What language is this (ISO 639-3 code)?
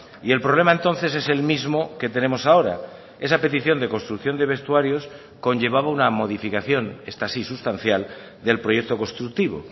spa